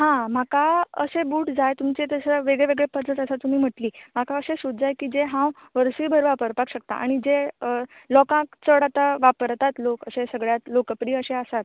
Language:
Konkani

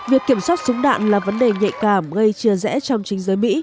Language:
Vietnamese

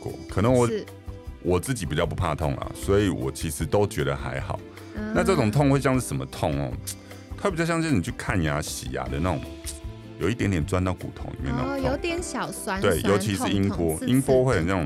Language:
Chinese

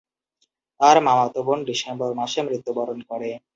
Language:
Bangla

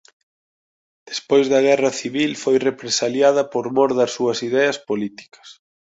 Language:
Galician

